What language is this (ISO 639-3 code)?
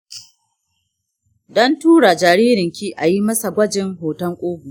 hau